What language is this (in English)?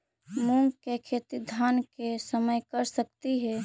Magahi